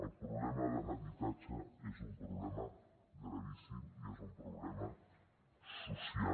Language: Catalan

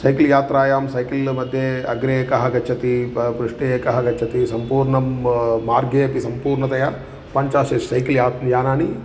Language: Sanskrit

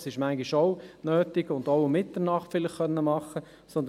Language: Swiss German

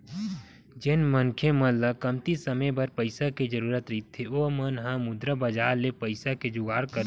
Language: Chhattisgarhi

